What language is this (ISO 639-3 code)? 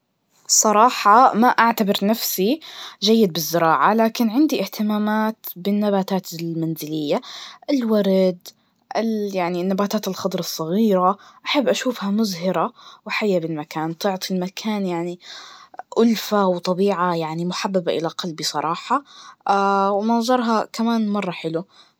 ars